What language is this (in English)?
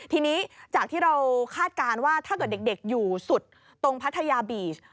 Thai